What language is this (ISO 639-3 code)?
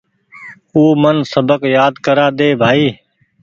gig